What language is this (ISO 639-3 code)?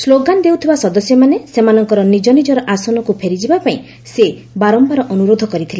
ori